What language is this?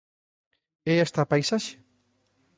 Galician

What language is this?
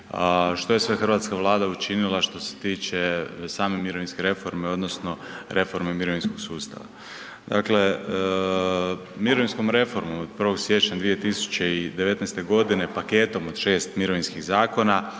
Croatian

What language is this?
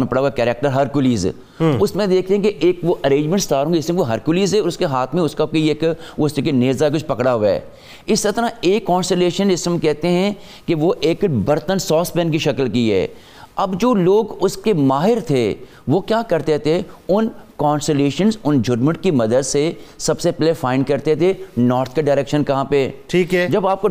Urdu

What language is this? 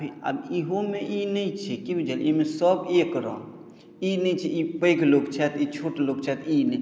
Maithili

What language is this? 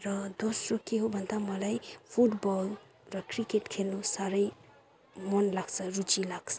Nepali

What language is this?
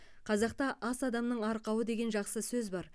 Kazakh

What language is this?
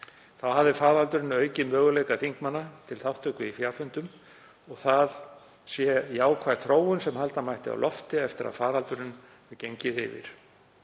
Icelandic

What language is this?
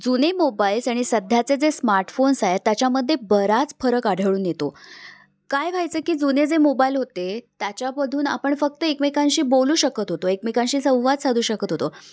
Marathi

